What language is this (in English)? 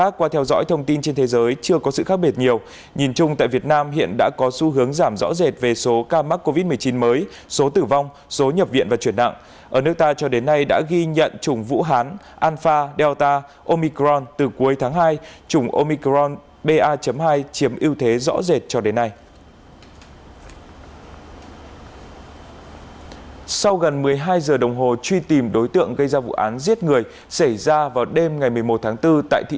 Vietnamese